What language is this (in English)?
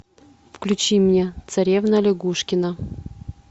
Russian